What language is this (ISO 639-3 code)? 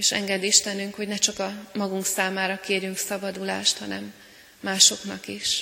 hun